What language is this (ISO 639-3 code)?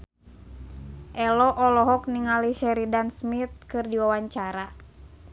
sun